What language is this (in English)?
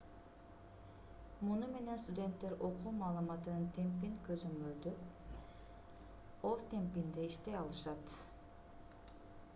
Kyrgyz